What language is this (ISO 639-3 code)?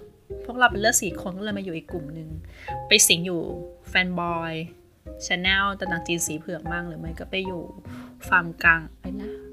tha